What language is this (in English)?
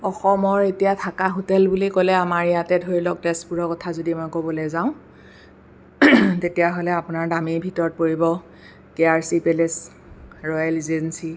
Assamese